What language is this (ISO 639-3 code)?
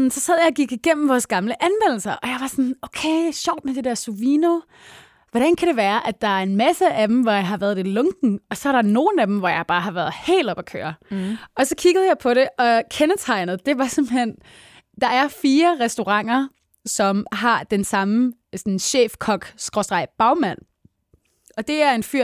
dan